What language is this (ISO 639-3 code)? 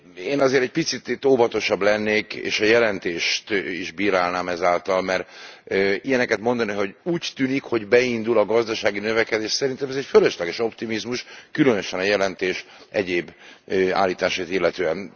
hun